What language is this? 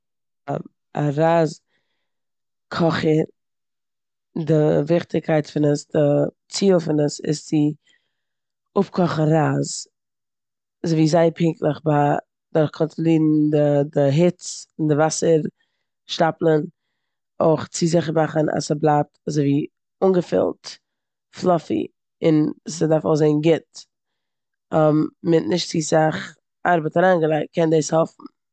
Yiddish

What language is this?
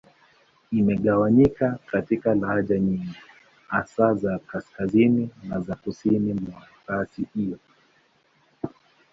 Swahili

